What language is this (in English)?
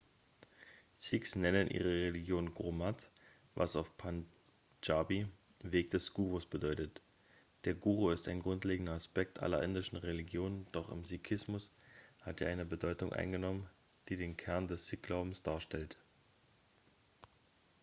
German